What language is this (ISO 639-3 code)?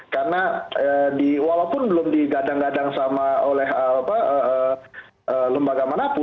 ind